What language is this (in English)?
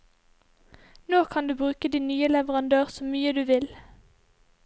Norwegian